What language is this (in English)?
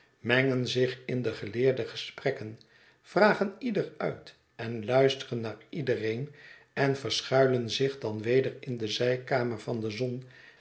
Dutch